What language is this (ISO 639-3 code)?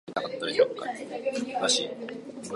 jpn